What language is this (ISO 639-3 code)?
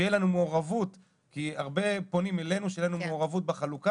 heb